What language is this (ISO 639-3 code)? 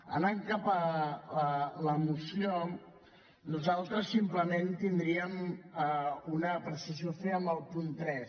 cat